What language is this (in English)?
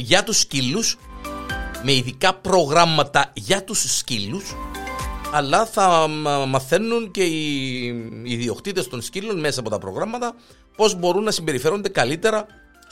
Greek